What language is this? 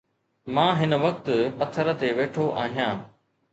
Sindhi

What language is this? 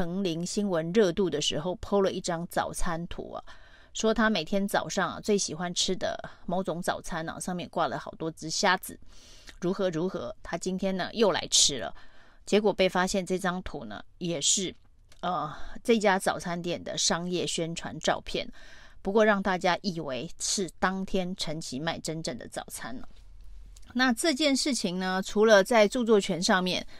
Chinese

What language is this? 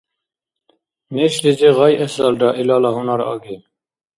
Dargwa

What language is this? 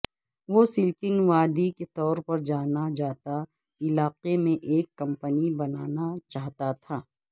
Urdu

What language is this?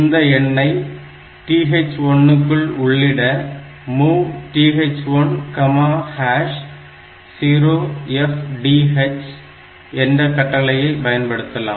Tamil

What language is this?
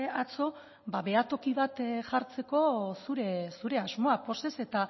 Basque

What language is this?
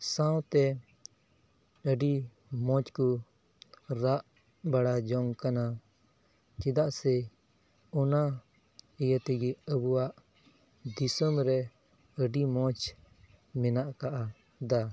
Santali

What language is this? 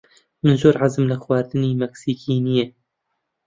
Central Kurdish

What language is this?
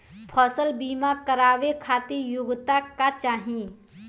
Bhojpuri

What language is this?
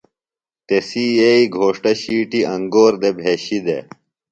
Phalura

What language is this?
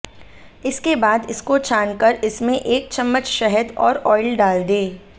Hindi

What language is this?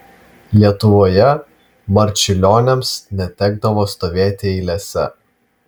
Lithuanian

